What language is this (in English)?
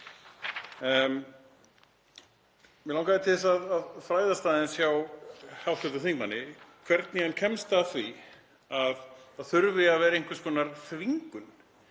Icelandic